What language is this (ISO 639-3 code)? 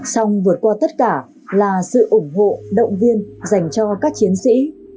vie